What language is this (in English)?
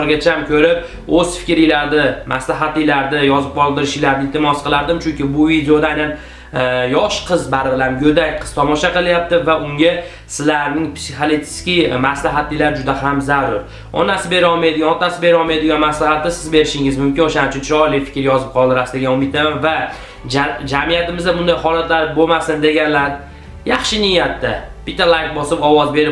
Uzbek